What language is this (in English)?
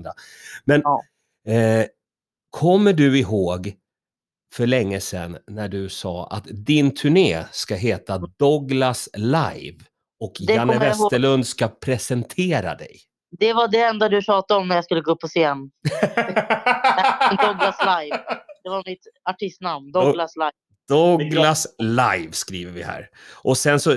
Swedish